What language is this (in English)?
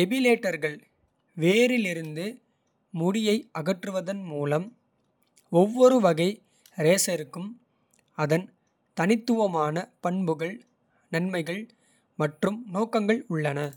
Kota (India)